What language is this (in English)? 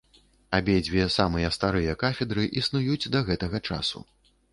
Belarusian